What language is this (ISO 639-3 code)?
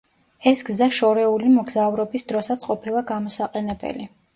kat